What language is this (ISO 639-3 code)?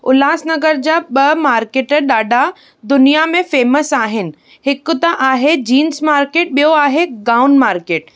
snd